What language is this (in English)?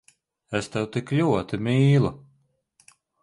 Latvian